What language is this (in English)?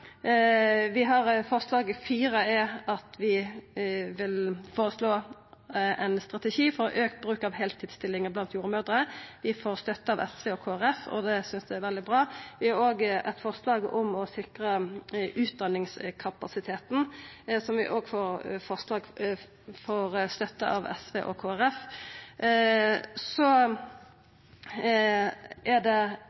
Norwegian Nynorsk